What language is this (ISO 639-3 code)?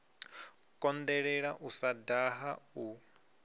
ven